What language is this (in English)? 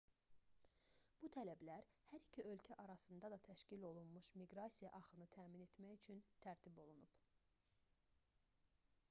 Azerbaijani